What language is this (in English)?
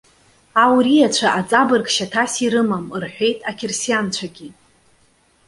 Abkhazian